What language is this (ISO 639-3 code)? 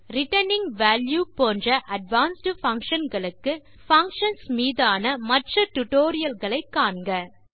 tam